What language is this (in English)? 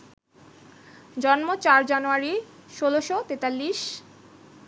Bangla